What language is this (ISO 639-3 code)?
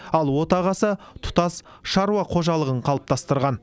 kaz